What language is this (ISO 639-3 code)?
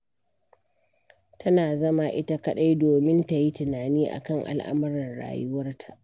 hau